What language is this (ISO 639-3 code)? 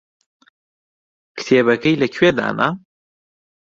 ckb